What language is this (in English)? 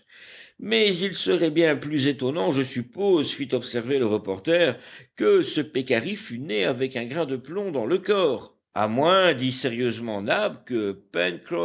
French